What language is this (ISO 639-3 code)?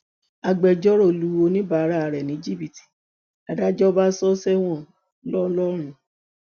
yor